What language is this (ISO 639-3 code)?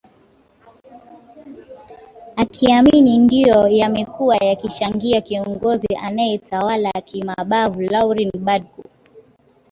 swa